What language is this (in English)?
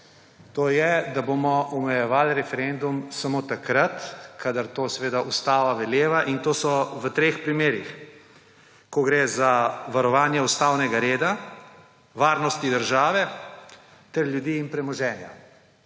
Slovenian